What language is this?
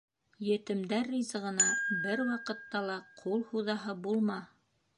Bashkir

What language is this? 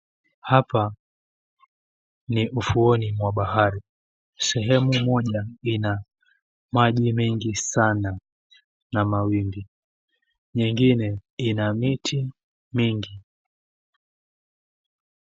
Swahili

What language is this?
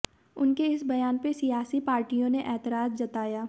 Hindi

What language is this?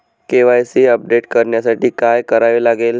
Marathi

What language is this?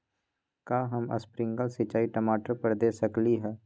Magahi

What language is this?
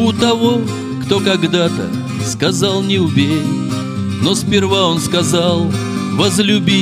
Russian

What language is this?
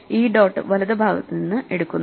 Malayalam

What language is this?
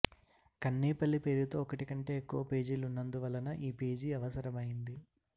Telugu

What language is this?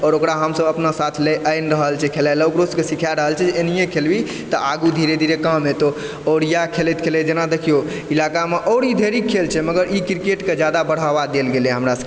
Maithili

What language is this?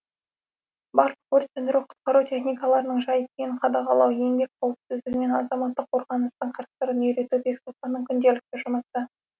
Kazakh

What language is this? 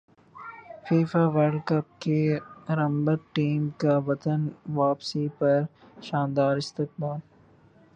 Urdu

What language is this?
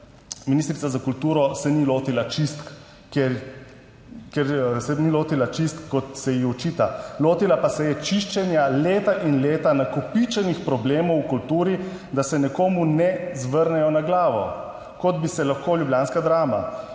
Slovenian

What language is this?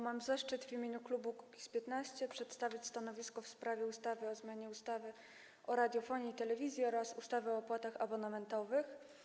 Polish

